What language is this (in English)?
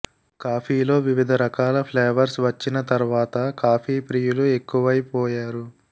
Telugu